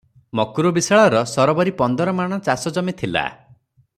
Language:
Odia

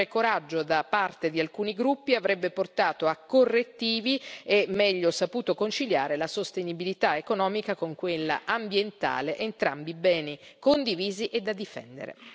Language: Italian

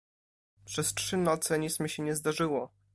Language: Polish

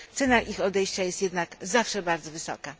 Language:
Polish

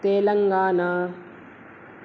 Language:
Sanskrit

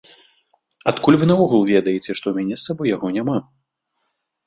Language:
Belarusian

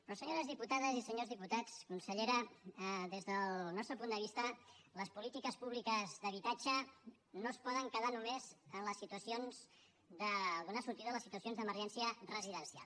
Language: Catalan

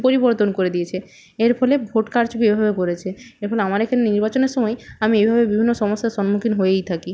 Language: Bangla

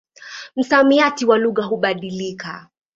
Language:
Swahili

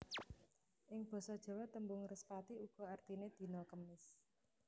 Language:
Javanese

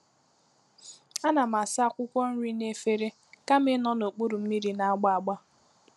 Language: Igbo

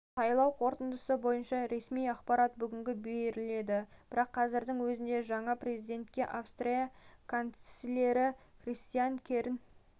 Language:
Kazakh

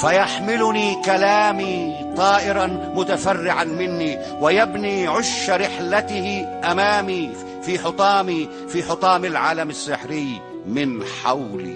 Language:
Arabic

